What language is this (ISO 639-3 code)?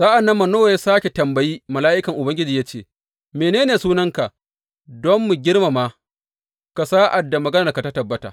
hau